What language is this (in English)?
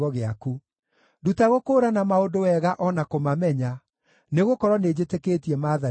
Kikuyu